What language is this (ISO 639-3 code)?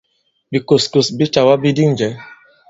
abb